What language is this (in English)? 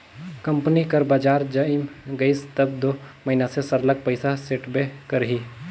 Chhattisgarhi